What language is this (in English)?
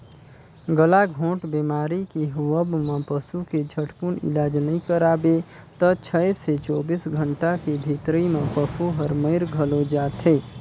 Chhattisgarhi